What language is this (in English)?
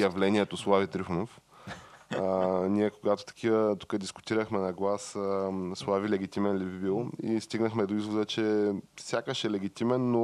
Bulgarian